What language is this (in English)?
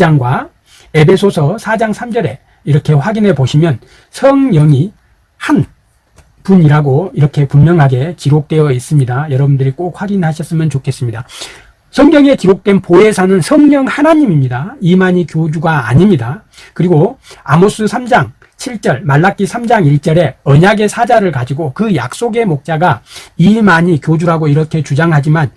Korean